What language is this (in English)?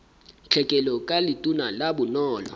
Southern Sotho